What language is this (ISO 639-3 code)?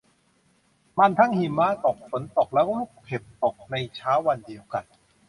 tha